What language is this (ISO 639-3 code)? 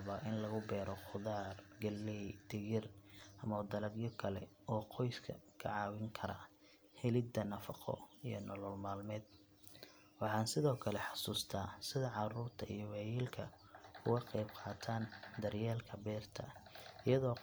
som